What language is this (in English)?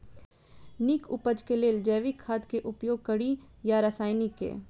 Maithili